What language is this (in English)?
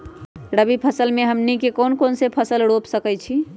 Magahi